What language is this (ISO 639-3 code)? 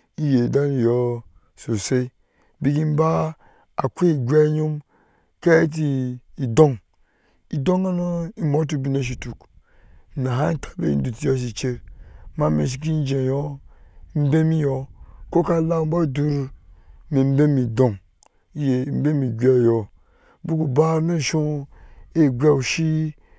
ahs